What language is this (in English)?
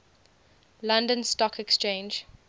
English